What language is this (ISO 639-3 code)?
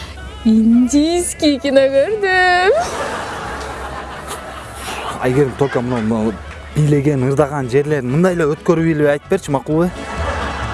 tur